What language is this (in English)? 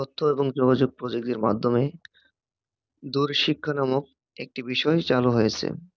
Bangla